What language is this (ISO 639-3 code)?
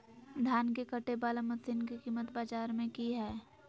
mag